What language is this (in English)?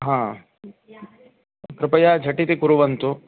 Sanskrit